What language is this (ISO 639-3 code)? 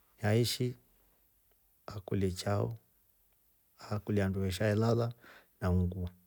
rof